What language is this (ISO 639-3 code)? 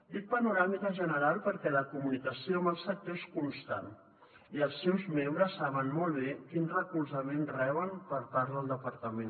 cat